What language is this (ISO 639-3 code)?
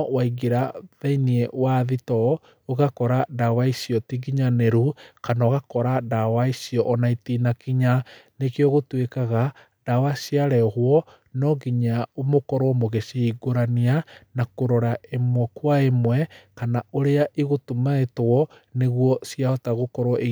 kik